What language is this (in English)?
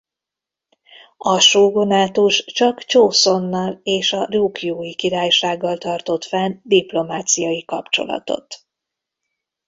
Hungarian